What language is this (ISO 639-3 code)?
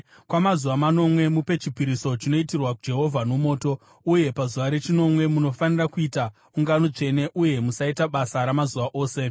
sna